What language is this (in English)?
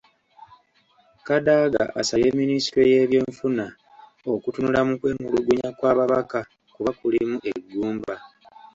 Ganda